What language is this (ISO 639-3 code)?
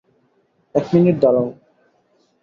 ben